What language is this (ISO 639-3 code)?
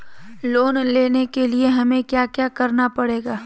mag